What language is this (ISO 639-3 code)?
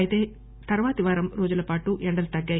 tel